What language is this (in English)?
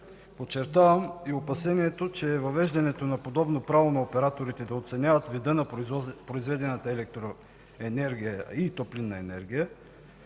Bulgarian